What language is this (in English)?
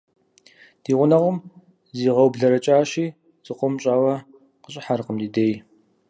Kabardian